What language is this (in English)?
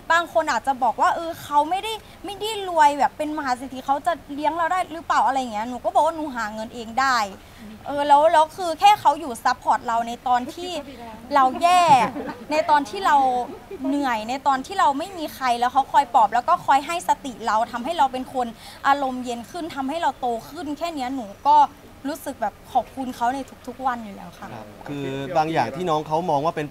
Thai